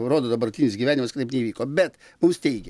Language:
Lithuanian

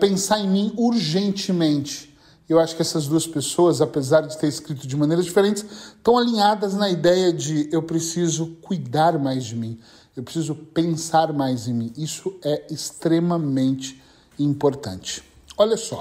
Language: Portuguese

